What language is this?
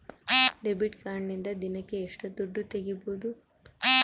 Kannada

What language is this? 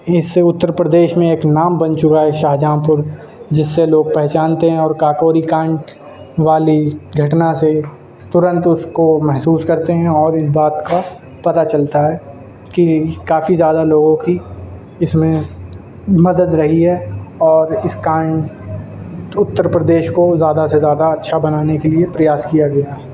Urdu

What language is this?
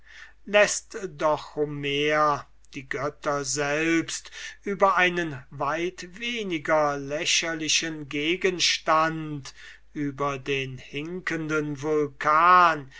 German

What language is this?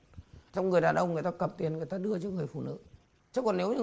Vietnamese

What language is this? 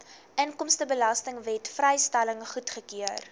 Afrikaans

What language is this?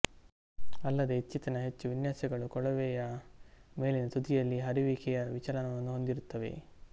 Kannada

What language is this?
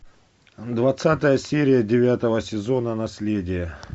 Russian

